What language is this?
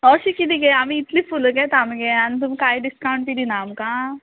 Konkani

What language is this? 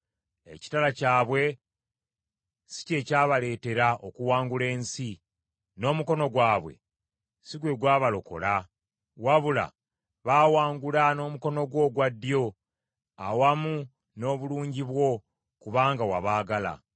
Ganda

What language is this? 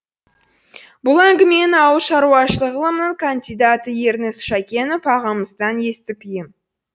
Kazakh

